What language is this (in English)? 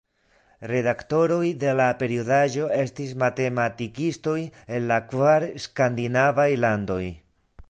Esperanto